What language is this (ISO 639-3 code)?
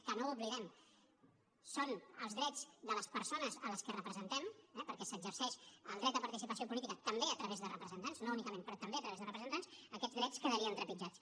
cat